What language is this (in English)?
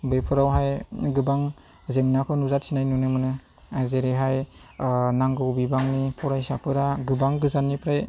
Bodo